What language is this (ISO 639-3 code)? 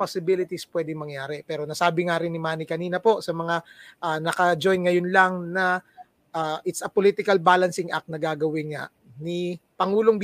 fil